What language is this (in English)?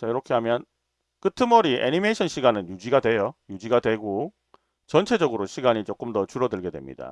Korean